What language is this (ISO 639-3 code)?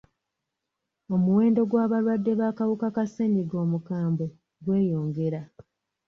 lug